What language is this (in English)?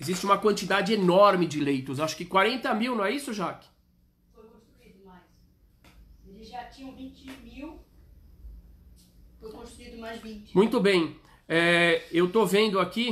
Portuguese